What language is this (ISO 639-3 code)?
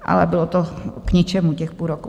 ces